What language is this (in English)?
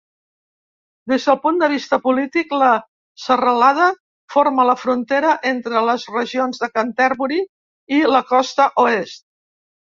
Catalan